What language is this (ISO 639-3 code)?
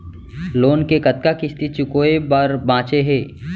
hne